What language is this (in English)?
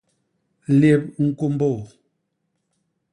Basaa